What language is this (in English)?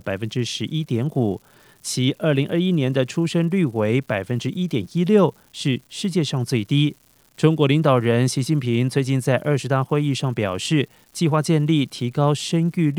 Chinese